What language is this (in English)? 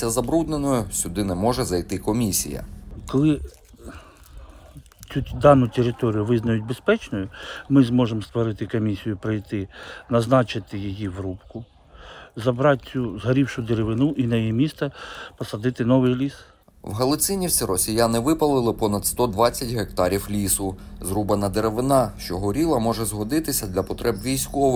Ukrainian